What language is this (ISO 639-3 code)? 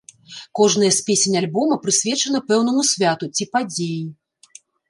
bel